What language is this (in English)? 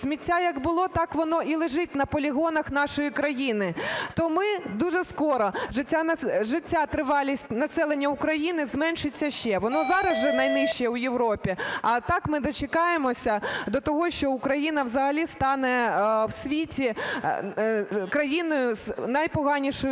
Ukrainian